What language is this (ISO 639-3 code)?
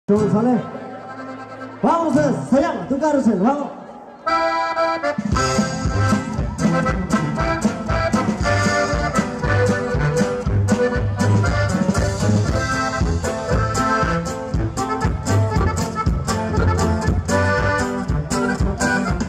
ces